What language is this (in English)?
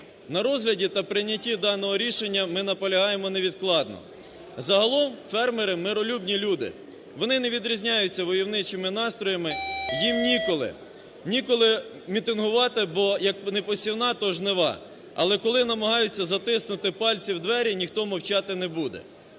Ukrainian